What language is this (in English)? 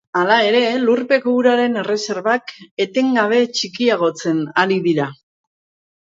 Basque